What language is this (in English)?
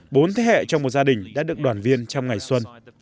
Vietnamese